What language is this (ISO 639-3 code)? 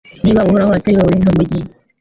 kin